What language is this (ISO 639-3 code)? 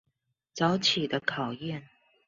zho